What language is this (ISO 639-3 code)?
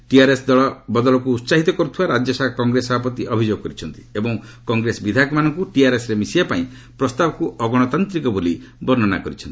ori